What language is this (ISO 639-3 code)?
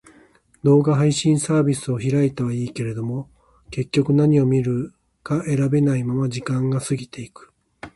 jpn